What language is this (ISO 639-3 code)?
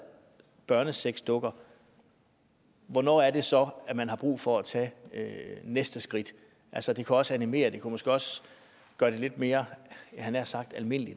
dan